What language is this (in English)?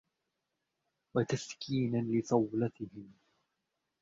Arabic